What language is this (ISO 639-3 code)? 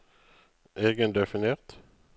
nor